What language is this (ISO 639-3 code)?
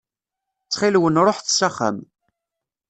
kab